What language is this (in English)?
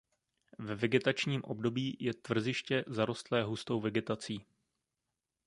Czech